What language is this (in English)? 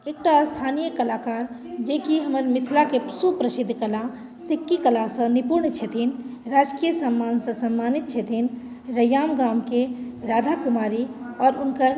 Maithili